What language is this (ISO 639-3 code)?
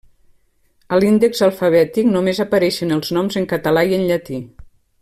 cat